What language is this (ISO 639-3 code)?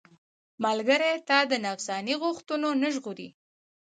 pus